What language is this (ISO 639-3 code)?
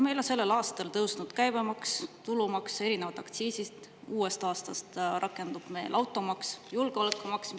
est